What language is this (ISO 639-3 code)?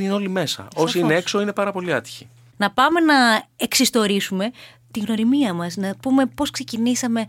ell